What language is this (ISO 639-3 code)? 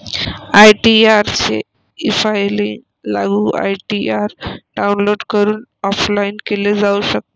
mar